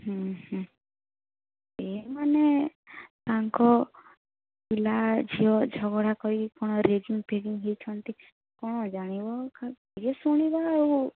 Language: Odia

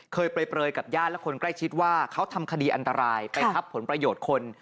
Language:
Thai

